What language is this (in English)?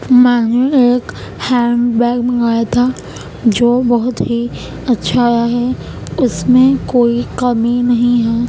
Urdu